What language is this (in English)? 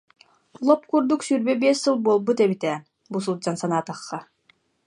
Yakut